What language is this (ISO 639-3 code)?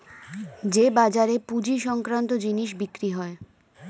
ben